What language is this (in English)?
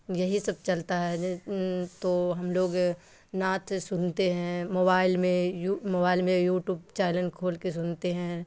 Urdu